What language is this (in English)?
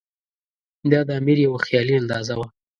Pashto